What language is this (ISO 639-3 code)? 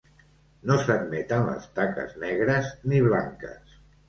cat